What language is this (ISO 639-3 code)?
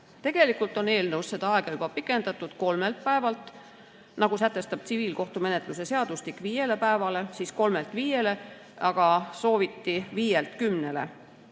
est